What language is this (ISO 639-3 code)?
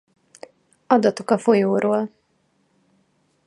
hun